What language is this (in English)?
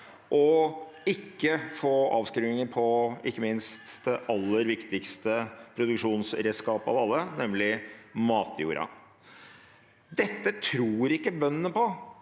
Norwegian